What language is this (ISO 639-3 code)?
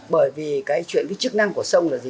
vie